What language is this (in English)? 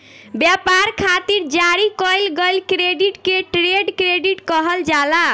Bhojpuri